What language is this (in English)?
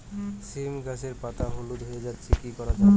Bangla